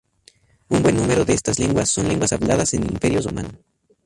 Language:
Spanish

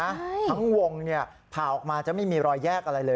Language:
Thai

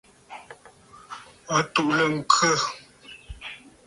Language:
Bafut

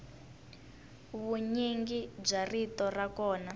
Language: Tsonga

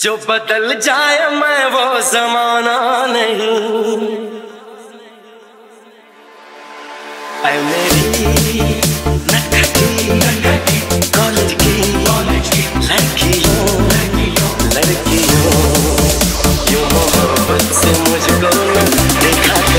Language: Arabic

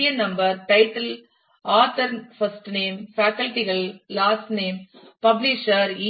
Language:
Tamil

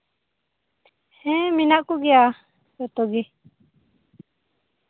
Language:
Santali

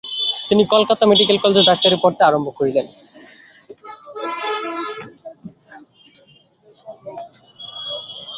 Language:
Bangla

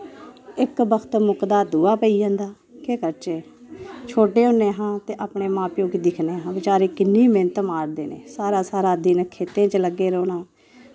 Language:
Dogri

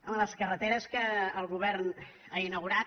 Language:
Catalan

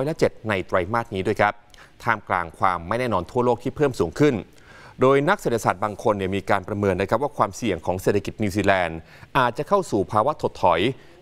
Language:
Thai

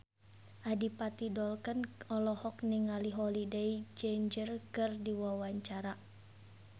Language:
Sundanese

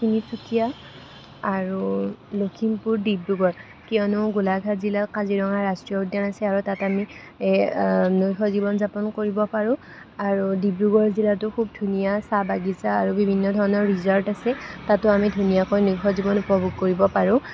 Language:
Assamese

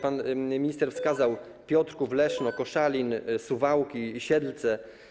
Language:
Polish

